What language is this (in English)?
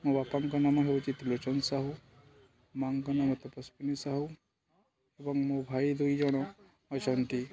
Odia